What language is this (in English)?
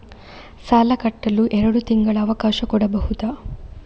Kannada